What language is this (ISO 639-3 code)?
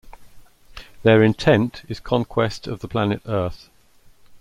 eng